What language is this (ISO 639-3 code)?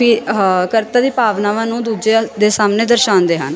pan